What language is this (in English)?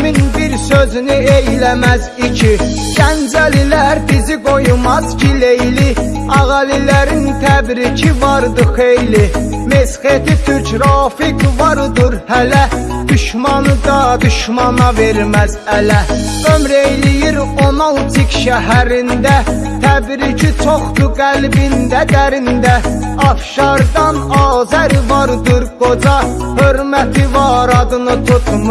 Turkish